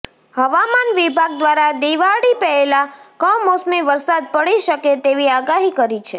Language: Gujarati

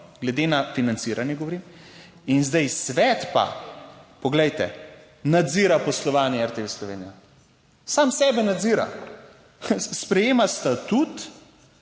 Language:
Slovenian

